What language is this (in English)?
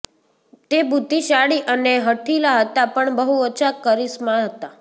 Gujarati